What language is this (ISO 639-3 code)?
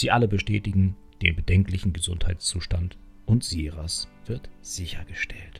deu